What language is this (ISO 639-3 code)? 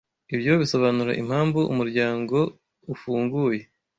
kin